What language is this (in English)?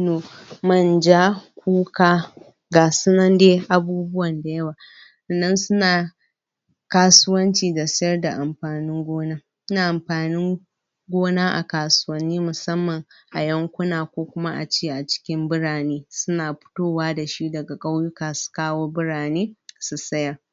Hausa